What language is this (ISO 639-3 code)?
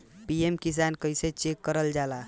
bho